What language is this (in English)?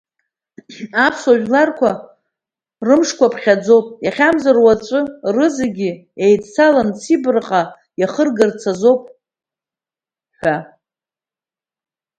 Abkhazian